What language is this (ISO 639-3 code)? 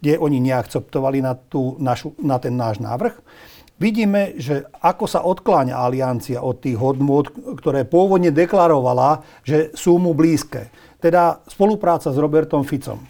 slk